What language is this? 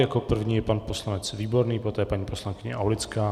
Czech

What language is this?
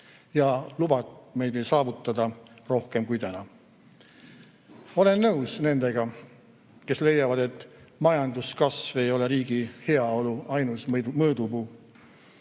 Estonian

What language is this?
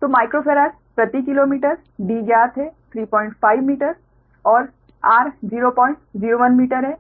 Hindi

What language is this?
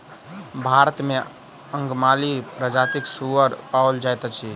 Maithili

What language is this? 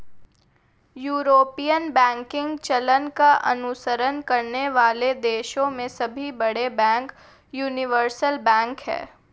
Hindi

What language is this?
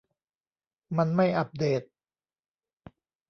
Thai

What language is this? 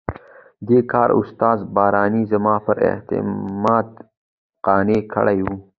Pashto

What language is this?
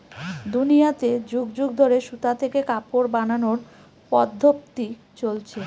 Bangla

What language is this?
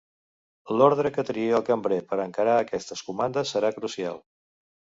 Catalan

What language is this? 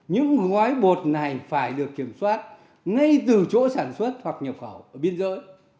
Vietnamese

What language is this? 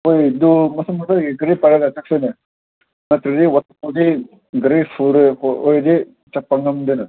Manipuri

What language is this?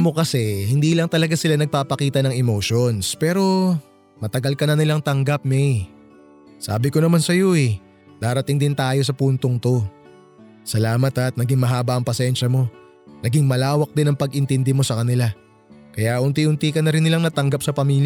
Filipino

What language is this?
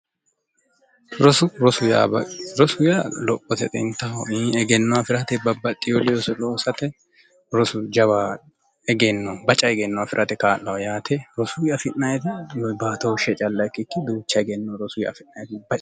Sidamo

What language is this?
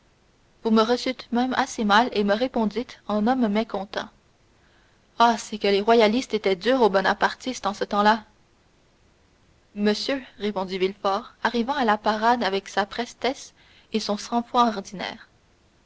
French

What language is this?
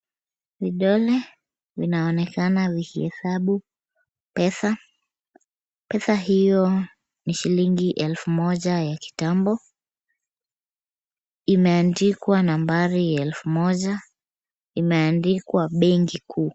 Swahili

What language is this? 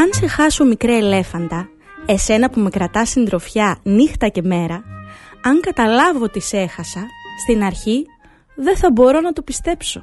Greek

